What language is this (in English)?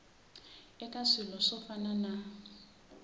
Tsonga